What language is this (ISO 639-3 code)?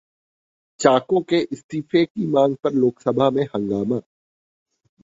hin